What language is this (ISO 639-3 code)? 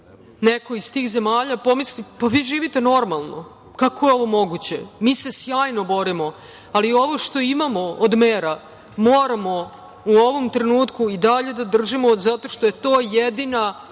srp